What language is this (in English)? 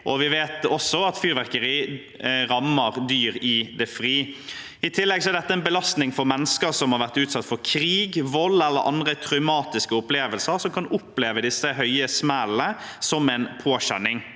Norwegian